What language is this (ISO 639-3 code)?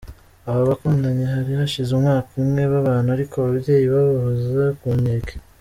kin